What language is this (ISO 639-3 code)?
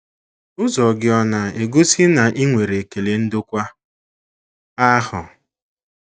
ibo